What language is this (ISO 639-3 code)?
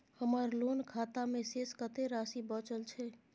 mai